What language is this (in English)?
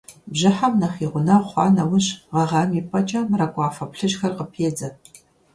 Kabardian